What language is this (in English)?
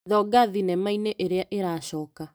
Kikuyu